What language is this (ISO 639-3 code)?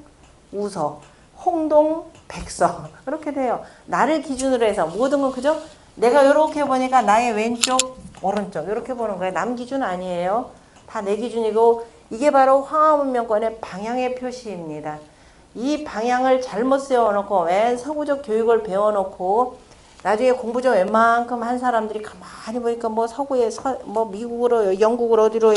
kor